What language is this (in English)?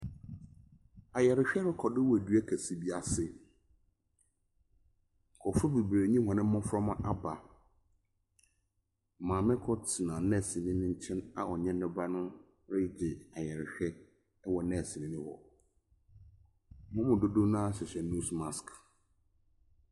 Akan